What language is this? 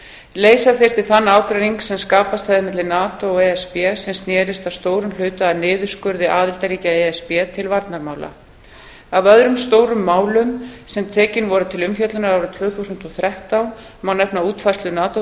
Icelandic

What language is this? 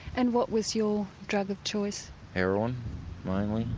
English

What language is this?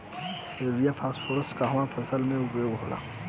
Bhojpuri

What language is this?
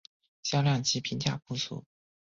Chinese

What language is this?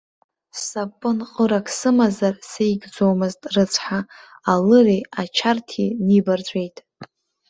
Abkhazian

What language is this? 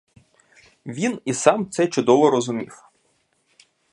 Ukrainian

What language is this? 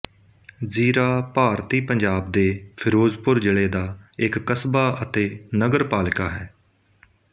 Punjabi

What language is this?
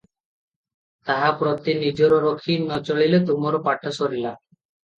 Odia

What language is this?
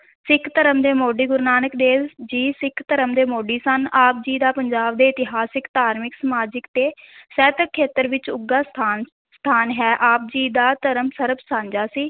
Punjabi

